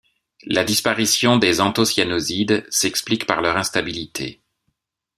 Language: French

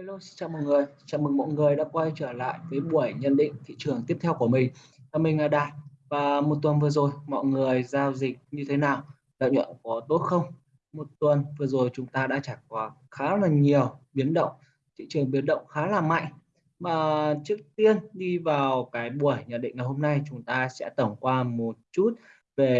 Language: Vietnamese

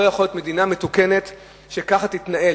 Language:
Hebrew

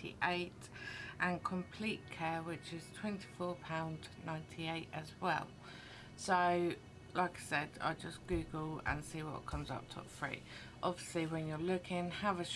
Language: English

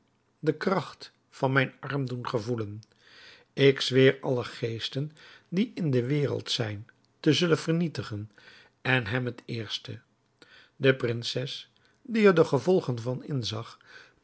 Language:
Dutch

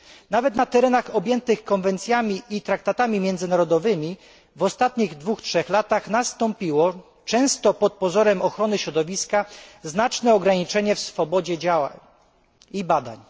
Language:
Polish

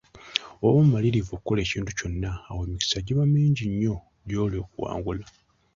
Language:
Ganda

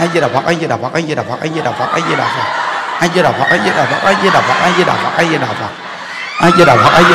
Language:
Vietnamese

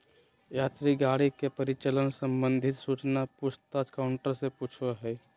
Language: Magahi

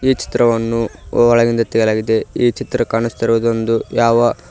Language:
Kannada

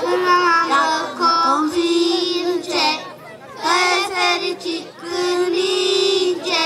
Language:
Romanian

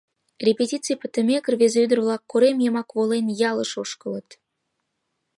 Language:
Mari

